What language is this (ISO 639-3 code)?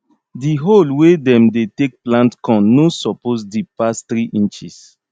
pcm